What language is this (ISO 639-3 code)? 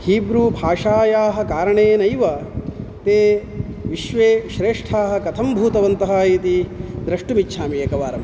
san